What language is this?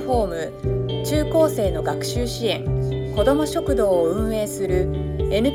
Japanese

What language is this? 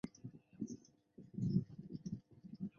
Chinese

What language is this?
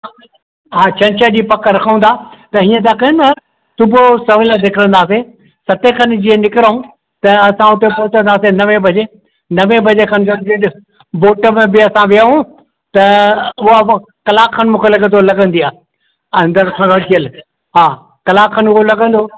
Sindhi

